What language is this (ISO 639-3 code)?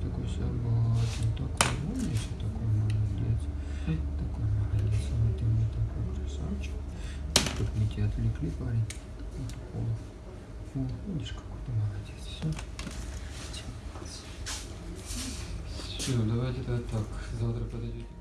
rus